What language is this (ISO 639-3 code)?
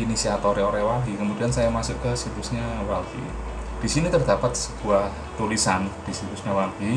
ind